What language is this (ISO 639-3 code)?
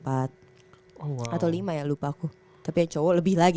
ind